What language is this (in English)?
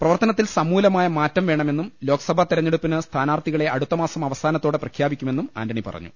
Malayalam